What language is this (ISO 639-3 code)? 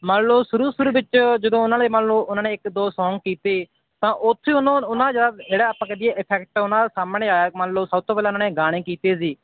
pan